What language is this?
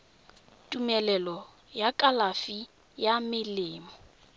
Tswana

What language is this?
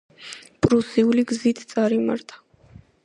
Georgian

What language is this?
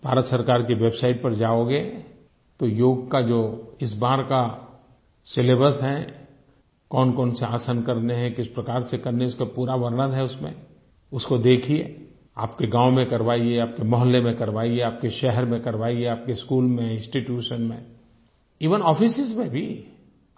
Hindi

